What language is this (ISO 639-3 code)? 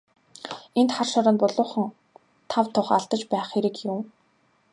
mon